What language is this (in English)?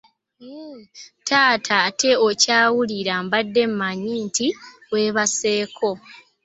Ganda